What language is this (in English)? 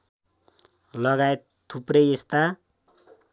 Nepali